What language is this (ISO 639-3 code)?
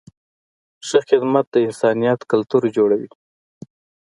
pus